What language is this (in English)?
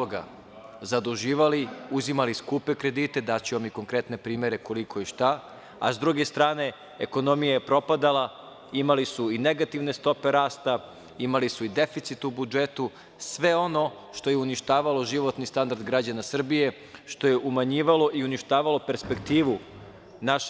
Serbian